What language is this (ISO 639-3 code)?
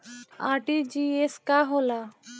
bho